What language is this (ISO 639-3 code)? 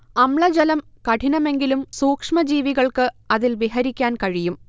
mal